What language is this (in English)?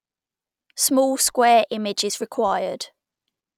English